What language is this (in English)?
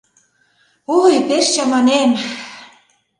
Mari